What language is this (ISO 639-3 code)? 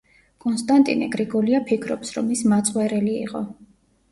kat